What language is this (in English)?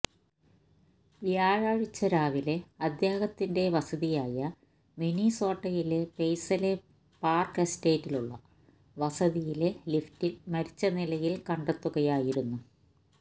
Malayalam